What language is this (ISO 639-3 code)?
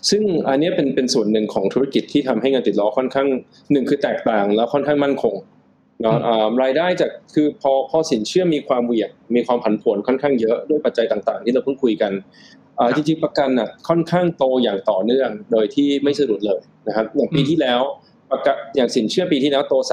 tha